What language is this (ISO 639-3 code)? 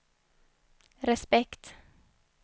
swe